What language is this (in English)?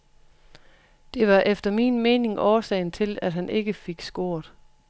Danish